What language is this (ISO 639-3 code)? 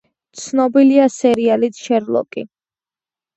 kat